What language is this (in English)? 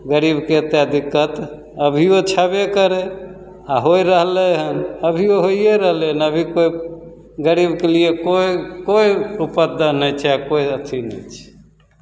Maithili